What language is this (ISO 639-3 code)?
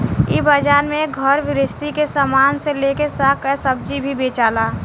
bho